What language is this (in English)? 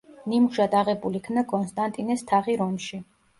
Georgian